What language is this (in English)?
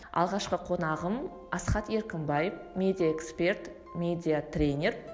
Kazakh